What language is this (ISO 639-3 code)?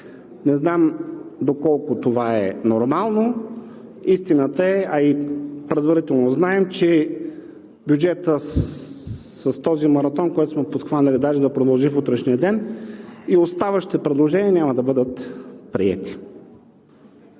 bul